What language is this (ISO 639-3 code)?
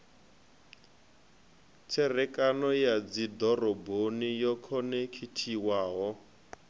ven